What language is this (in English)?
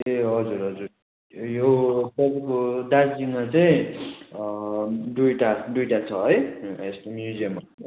Nepali